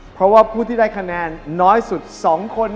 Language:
Thai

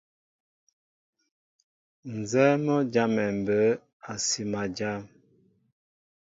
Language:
Mbo (Cameroon)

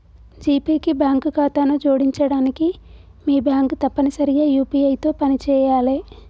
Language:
Telugu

